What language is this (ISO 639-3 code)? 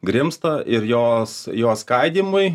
lit